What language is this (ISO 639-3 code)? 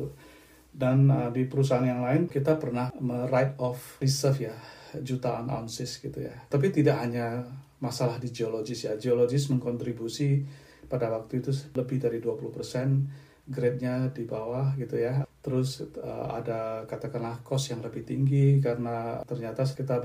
ind